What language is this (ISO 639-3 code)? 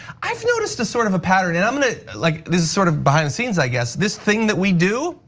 eng